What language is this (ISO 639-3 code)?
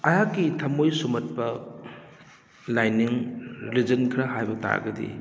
mni